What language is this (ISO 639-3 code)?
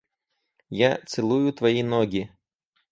rus